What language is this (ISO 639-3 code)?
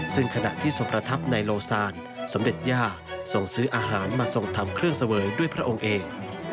tha